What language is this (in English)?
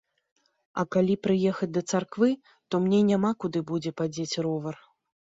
Belarusian